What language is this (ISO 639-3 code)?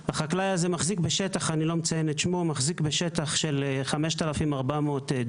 heb